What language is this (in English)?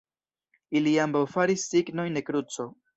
Esperanto